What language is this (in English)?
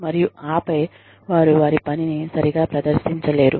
Telugu